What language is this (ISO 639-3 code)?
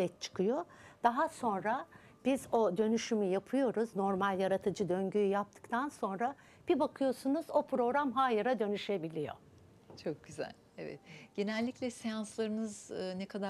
tur